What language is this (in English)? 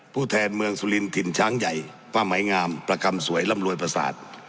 Thai